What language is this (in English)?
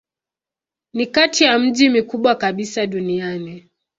Swahili